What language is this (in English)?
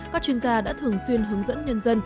Vietnamese